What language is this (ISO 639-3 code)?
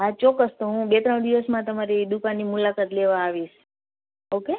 guj